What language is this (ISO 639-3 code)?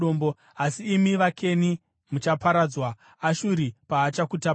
sna